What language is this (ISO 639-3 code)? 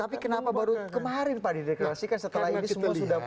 ind